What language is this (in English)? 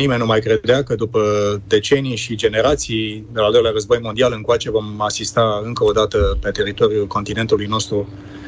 Romanian